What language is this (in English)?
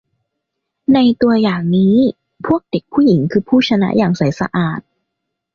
Thai